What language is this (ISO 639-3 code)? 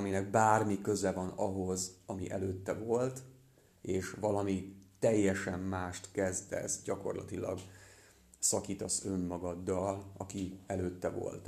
hun